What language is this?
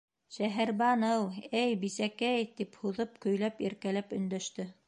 Bashkir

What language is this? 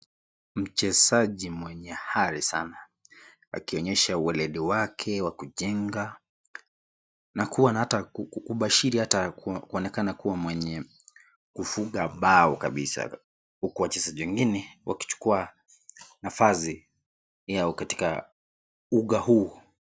Swahili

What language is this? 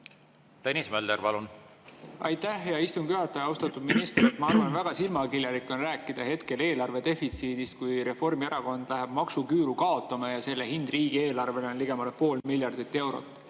Estonian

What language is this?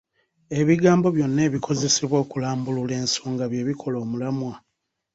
Ganda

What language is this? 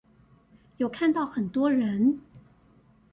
Chinese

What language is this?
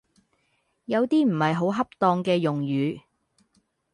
Cantonese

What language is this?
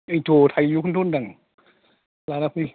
Bodo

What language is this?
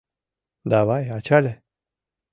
Mari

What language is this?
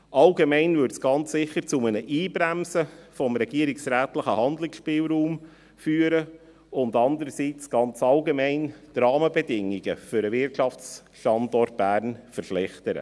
Swiss German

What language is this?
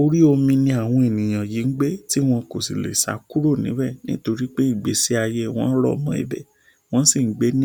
Yoruba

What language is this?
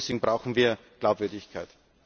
German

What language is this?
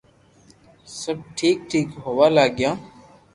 Loarki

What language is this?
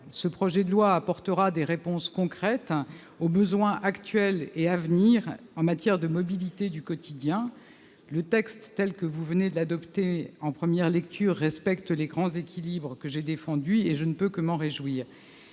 French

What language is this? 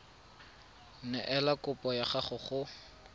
Tswana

